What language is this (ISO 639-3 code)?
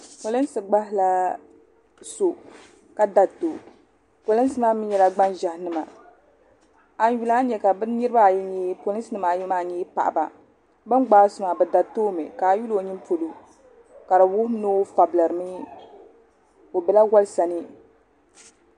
dag